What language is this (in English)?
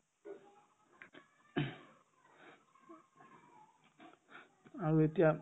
Assamese